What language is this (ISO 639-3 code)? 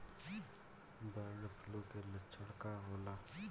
bho